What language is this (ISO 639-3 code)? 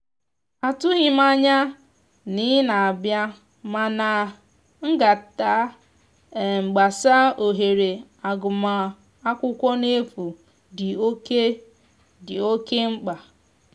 ibo